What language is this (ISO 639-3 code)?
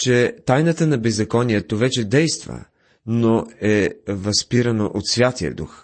bul